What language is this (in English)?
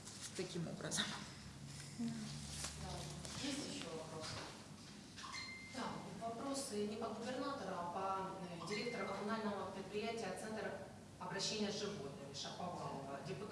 Russian